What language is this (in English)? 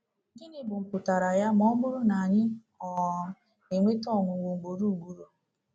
Igbo